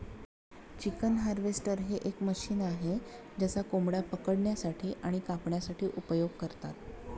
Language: Marathi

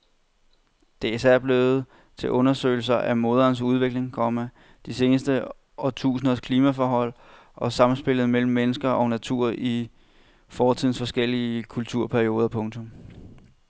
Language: Danish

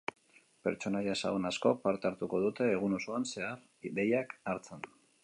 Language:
Basque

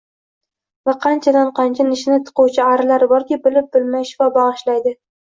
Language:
Uzbek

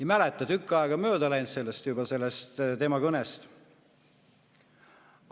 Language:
Estonian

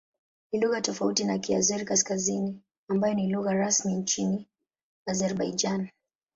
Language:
Swahili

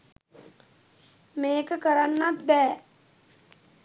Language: Sinhala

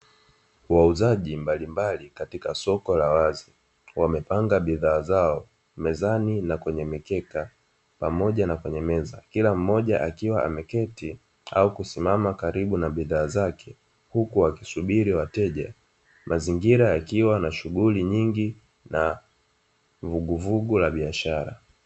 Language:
Swahili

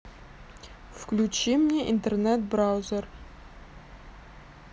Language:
Russian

